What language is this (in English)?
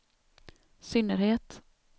Swedish